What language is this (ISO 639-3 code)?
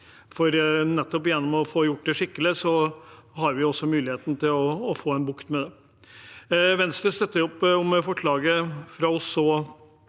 nor